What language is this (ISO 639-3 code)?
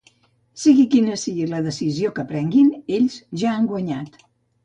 cat